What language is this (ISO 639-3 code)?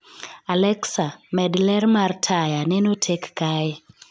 luo